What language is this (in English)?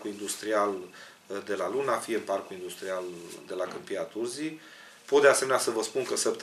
Romanian